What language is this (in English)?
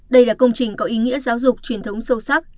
Vietnamese